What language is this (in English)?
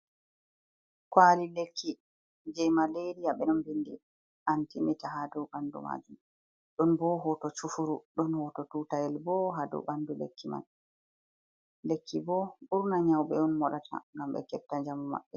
Fula